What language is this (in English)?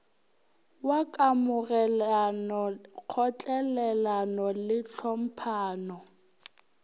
Northern Sotho